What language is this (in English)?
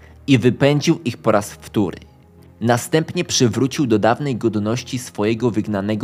Polish